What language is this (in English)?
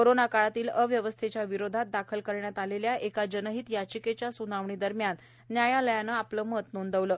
Marathi